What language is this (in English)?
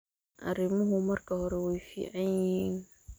Somali